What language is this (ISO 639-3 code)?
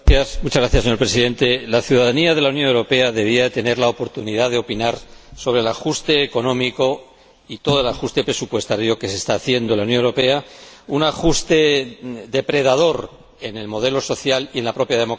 spa